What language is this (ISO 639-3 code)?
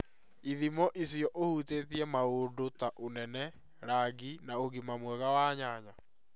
kik